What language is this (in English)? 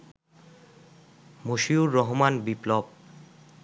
Bangla